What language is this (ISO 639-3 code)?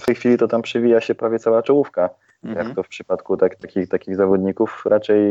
pol